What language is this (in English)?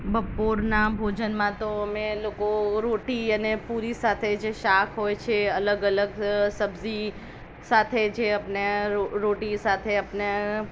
Gujarati